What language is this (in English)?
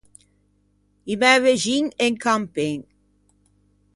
Ligurian